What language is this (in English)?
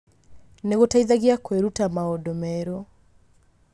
Kikuyu